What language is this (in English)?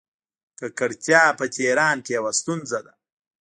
Pashto